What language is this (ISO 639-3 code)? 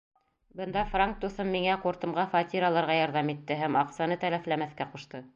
bak